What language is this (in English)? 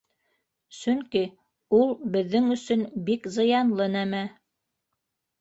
Bashkir